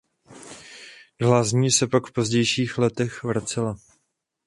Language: Czech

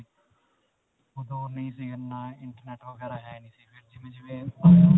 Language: Punjabi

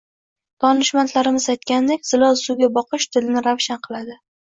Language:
Uzbek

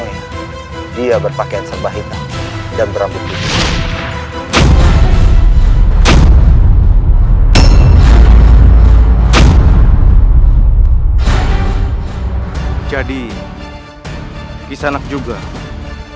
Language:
Indonesian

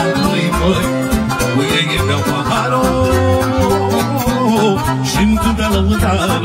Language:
Romanian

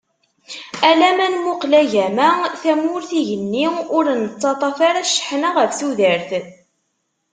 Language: Kabyle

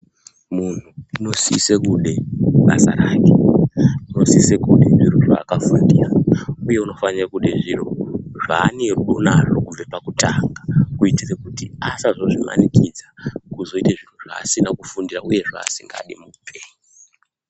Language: Ndau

